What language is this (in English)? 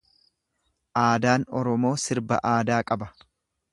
Oromo